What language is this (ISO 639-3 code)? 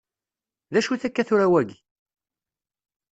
kab